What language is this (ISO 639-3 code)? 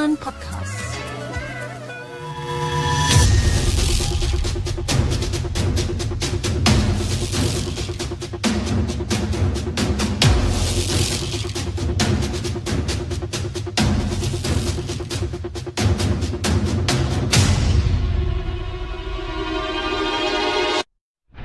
msa